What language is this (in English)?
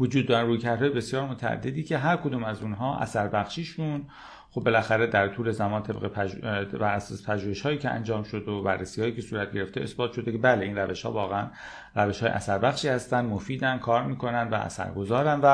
Persian